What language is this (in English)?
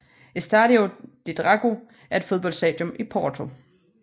Danish